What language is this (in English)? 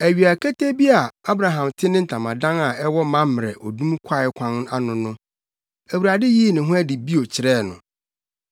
Akan